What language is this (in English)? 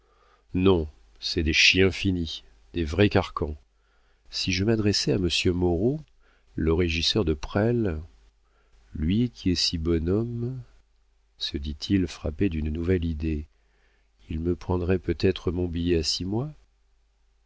French